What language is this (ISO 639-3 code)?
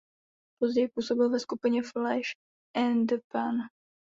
ces